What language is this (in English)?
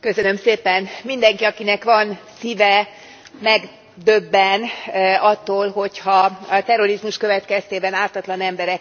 Hungarian